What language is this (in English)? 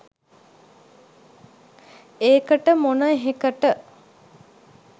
Sinhala